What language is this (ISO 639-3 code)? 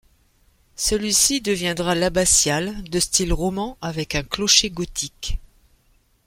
fra